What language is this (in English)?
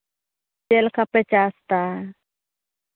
Santali